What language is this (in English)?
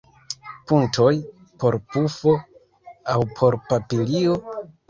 Esperanto